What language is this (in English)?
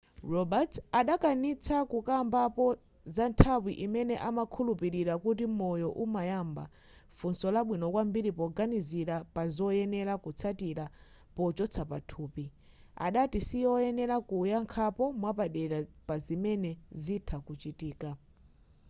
Nyanja